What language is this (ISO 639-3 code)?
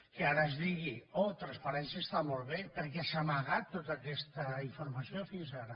cat